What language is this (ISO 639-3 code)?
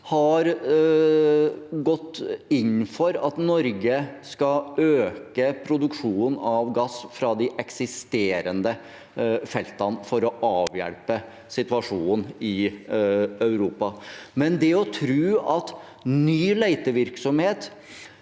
nor